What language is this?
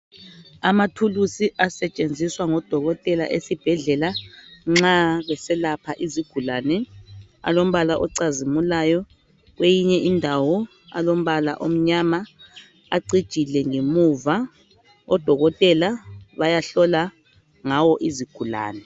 North Ndebele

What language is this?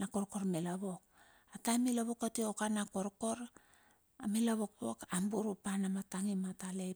Bilur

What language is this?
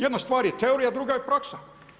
Croatian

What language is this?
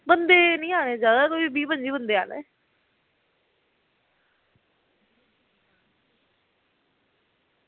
Dogri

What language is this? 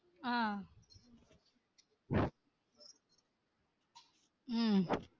Tamil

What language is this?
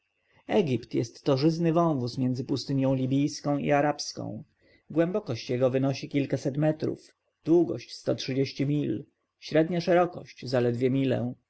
Polish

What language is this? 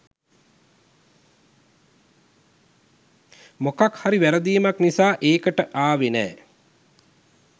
Sinhala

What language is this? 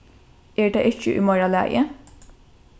Faroese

